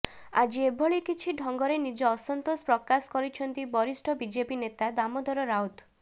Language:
Odia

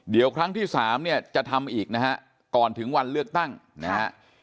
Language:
Thai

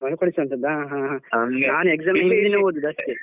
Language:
Kannada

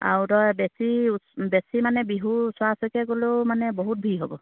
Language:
Assamese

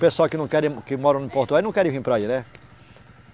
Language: Portuguese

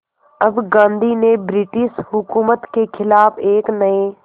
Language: Hindi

